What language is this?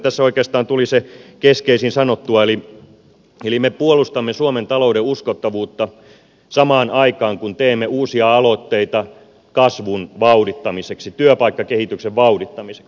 Finnish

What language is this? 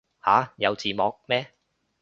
Cantonese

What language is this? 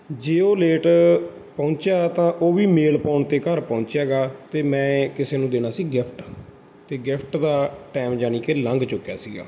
Punjabi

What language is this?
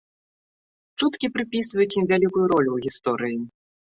Belarusian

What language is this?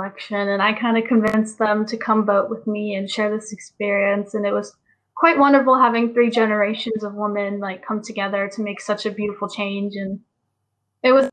English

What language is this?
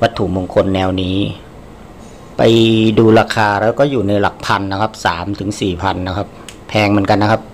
Thai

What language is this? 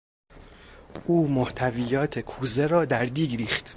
Persian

